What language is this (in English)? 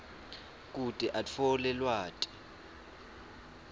Swati